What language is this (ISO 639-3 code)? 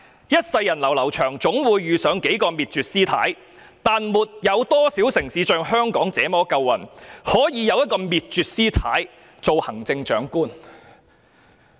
yue